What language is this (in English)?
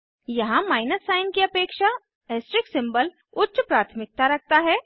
Hindi